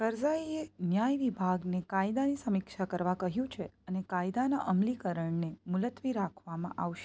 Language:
Gujarati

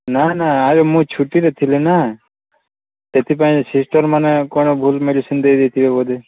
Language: Odia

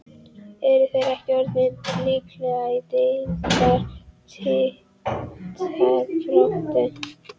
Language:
Icelandic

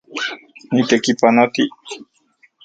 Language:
Central Puebla Nahuatl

